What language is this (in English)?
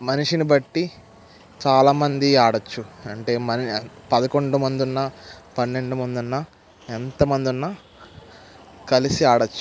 Telugu